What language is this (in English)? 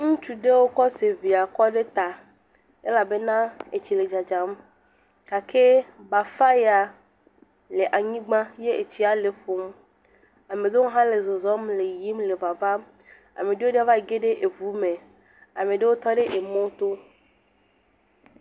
Ewe